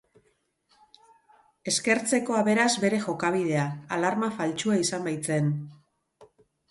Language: Basque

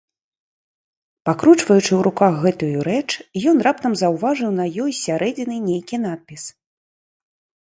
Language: Belarusian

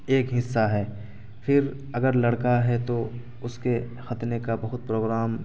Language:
Urdu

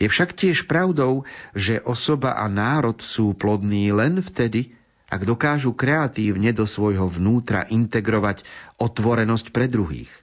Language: Slovak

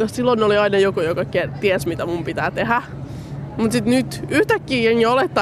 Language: Finnish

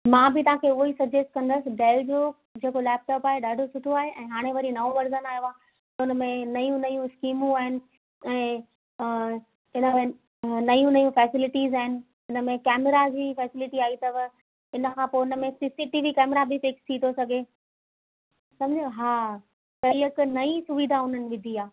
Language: Sindhi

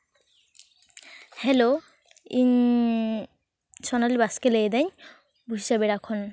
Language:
Santali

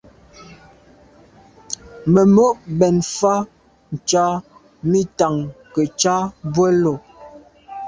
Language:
Medumba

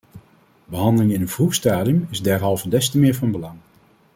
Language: Dutch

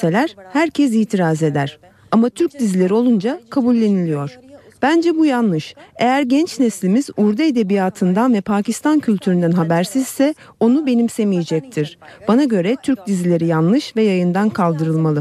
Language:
Turkish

